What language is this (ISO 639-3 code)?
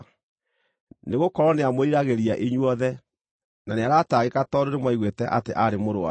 kik